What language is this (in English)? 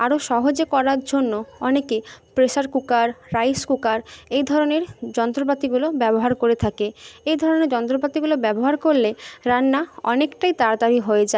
Bangla